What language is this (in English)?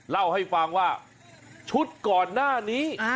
Thai